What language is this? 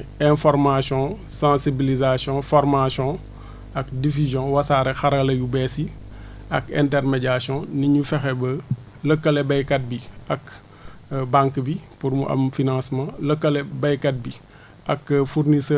Wolof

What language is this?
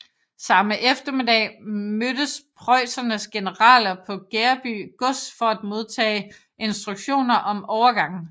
Danish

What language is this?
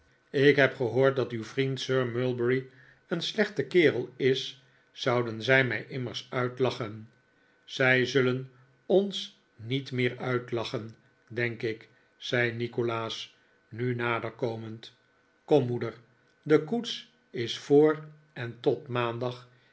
Dutch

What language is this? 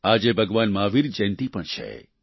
Gujarati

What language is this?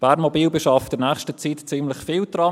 Swiss German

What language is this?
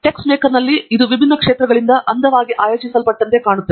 Kannada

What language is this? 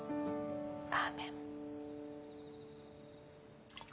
Japanese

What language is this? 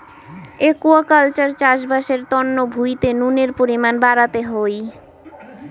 Bangla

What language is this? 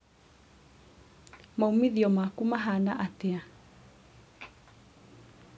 Kikuyu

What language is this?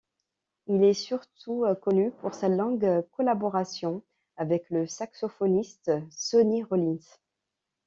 French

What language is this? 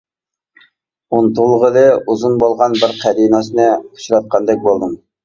Uyghur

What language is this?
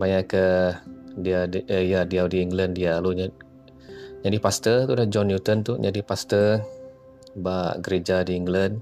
Malay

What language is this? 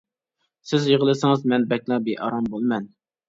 Uyghur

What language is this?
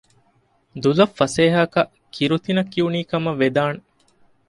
Divehi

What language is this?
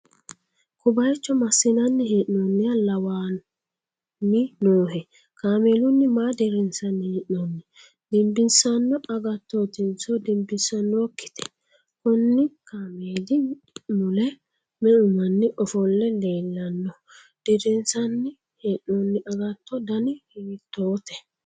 Sidamo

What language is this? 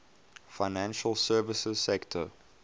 English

